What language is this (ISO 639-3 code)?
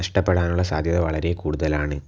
mal